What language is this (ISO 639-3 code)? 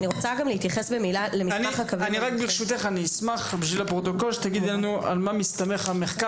heb